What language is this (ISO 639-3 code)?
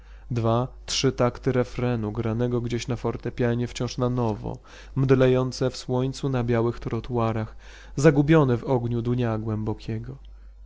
pol